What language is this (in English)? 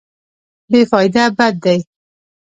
Pashto